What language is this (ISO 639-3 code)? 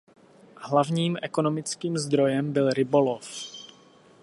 ces